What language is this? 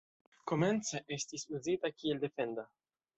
Esperanto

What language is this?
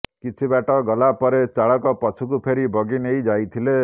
Odia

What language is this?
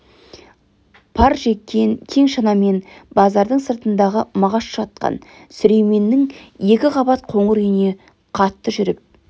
Kazakh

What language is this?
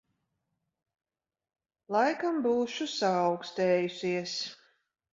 Latvian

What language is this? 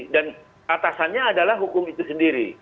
Indonesian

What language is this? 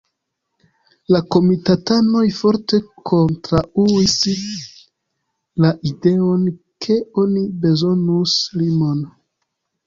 Esperanto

